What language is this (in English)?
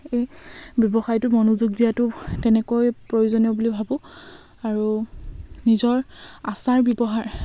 Assamese